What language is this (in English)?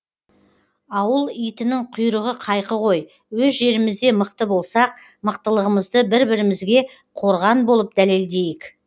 Kazakh